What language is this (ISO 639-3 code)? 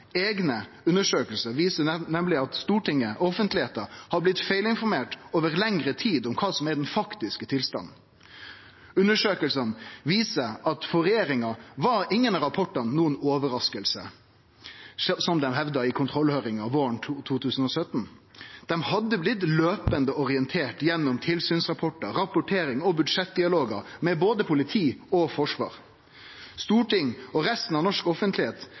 nno